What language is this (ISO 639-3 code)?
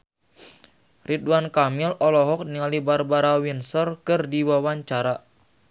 sun